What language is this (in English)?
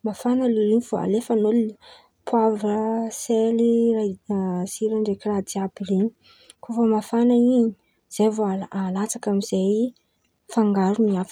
Antankarana Malagasy